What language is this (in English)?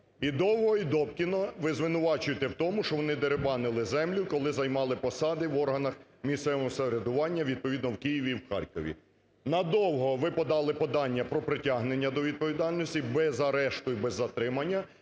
Ukrainian